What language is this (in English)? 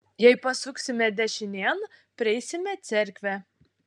Lithuanian